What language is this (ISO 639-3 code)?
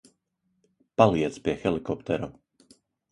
lav